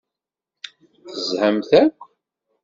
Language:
Kabyle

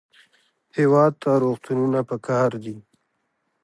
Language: Pashto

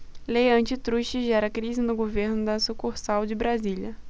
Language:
Portuguese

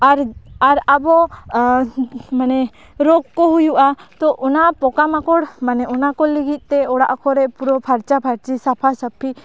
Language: Santali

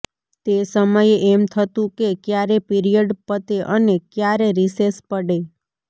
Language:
Gujarati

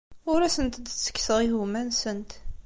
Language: Kabyle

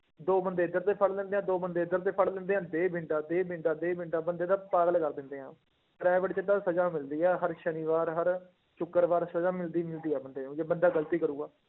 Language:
Punjabi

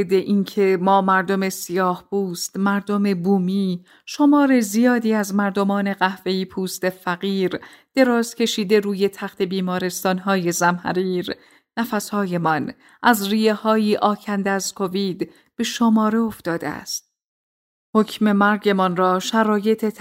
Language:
Persian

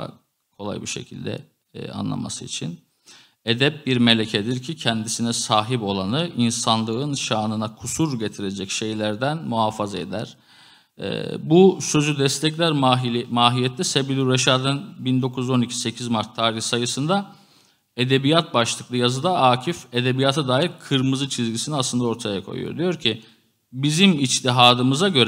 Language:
Turkish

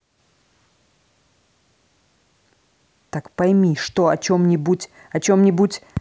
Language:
Russian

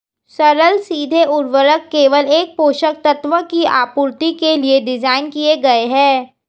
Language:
Hindi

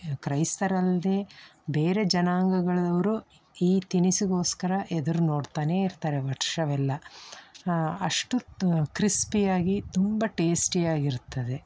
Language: Kannada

